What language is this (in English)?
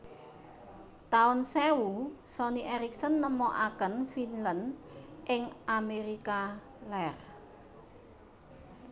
Javanese